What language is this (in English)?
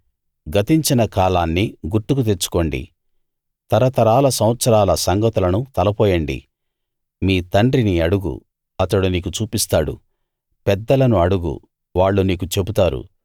Telugu